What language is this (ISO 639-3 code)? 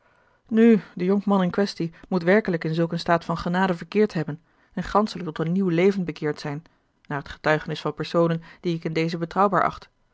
nld